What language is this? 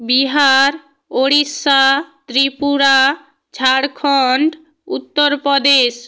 Bangla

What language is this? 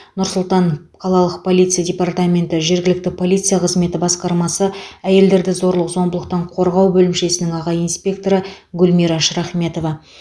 Kazakh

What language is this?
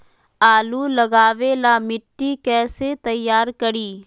Magahi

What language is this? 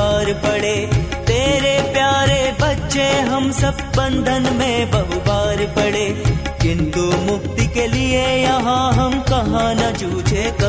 Hindi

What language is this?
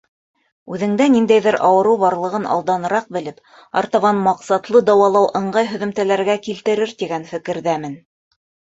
Bashkir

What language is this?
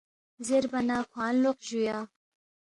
Balti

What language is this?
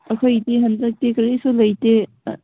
Manipuri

